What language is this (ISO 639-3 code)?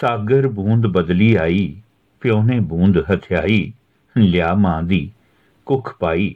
pan